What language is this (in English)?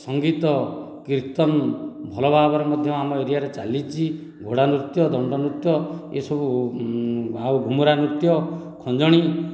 Odia